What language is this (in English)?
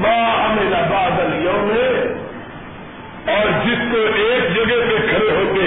Urdu